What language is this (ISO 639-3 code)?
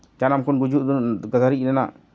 sat